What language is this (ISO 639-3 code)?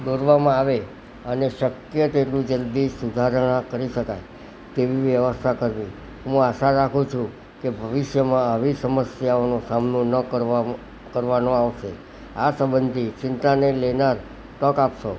guj